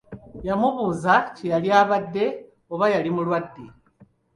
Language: Ganda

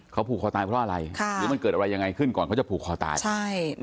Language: Thai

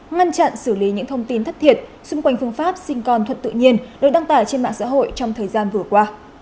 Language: Vietnamese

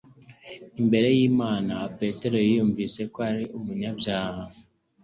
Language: Kinyarwanda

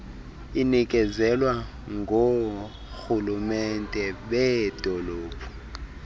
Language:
Xhosa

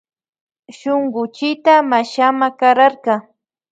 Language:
Loja Highland Quichua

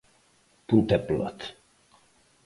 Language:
Galician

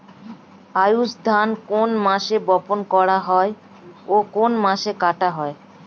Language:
Bangla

